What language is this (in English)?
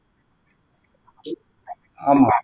Tamil